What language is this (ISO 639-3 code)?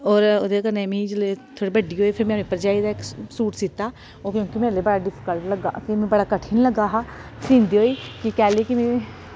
doi